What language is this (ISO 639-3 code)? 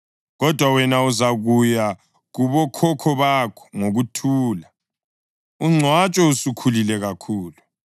nde